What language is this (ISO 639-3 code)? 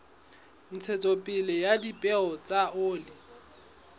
sot